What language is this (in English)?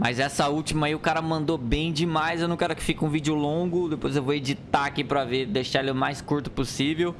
Portuguese